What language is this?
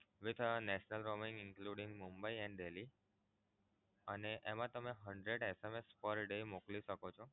Gujarati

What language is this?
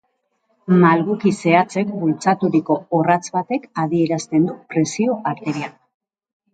Basque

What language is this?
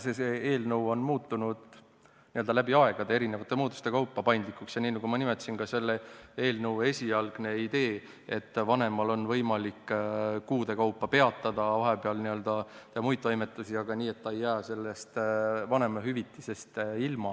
Estonian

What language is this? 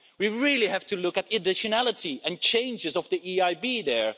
English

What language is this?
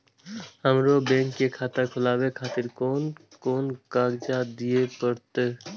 Maithili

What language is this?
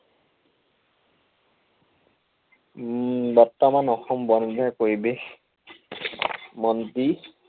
Assamese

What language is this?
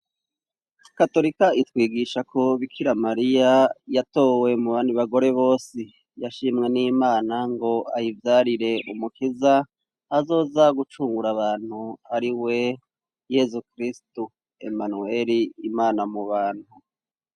Rundi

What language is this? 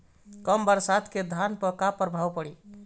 Bhojpuri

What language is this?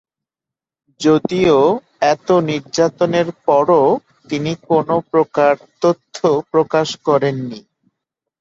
Bangla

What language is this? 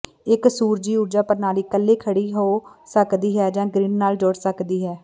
Punjabi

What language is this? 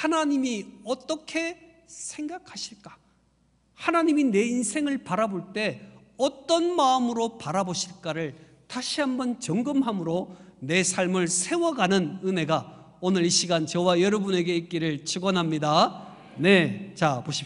Korean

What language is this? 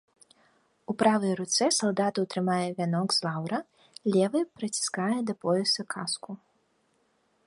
Belarusian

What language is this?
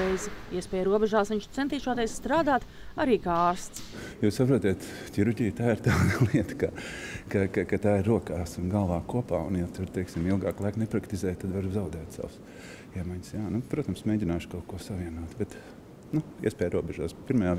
Latvian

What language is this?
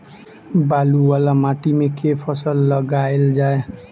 Maithili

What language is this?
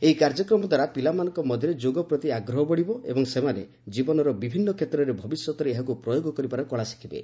Odia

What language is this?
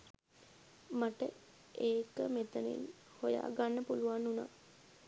Sinhala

